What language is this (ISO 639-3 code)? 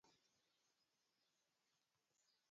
luo